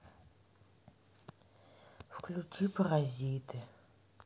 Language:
Russian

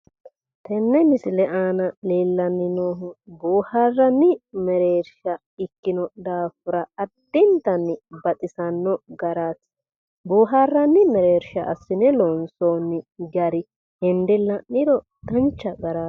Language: Sidamo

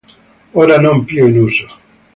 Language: Italian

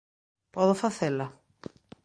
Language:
Galician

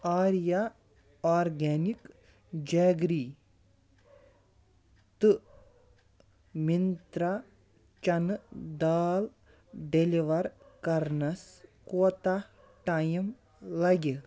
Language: Kashmiri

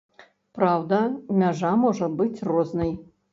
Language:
Belarusian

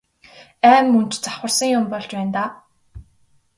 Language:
Mongolian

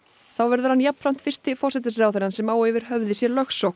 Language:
Icelandic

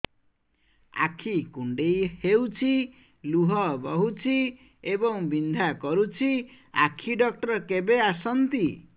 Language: Odia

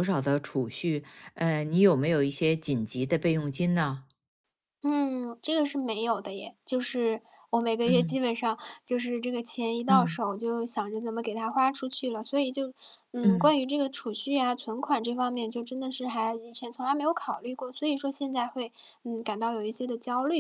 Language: Chinese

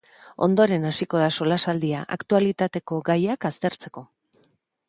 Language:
Basque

